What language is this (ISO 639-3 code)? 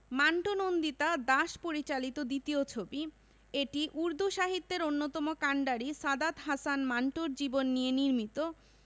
ben